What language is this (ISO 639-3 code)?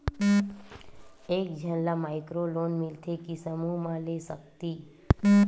hne